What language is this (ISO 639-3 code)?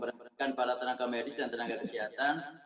ind